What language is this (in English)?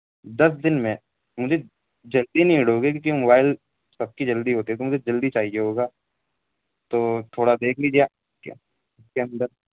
Urdu